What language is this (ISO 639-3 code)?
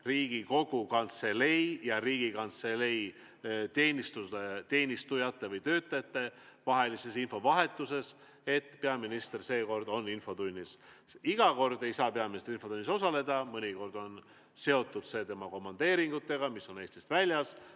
est